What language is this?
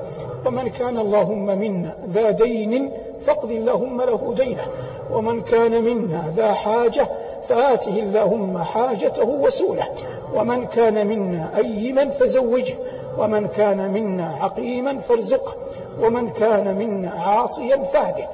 Arabic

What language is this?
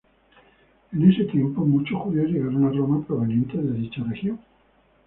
Spanish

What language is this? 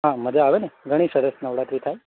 Gujarati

